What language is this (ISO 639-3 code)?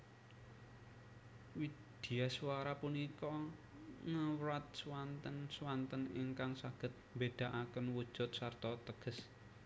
jav